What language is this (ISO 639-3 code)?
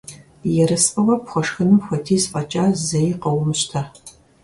kbd